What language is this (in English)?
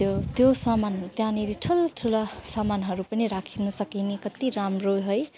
Nepali